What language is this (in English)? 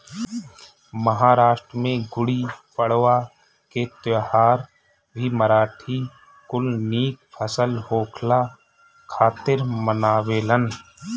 Bhojpuri